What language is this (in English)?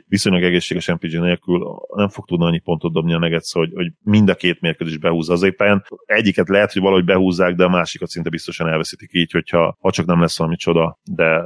Hungarian